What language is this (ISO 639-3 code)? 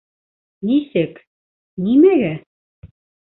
bak